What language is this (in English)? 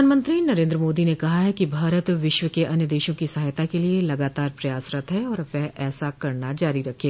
Hindi